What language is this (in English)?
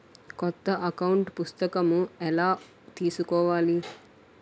Telugu